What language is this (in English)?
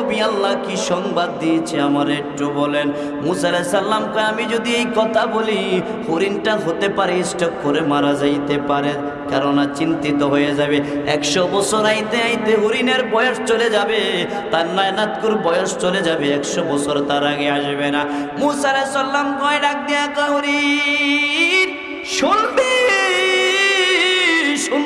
Indonesian